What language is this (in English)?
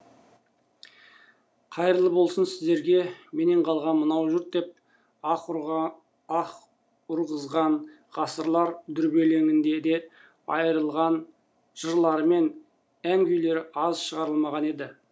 Kazakh